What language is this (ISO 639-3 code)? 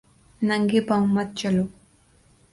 urd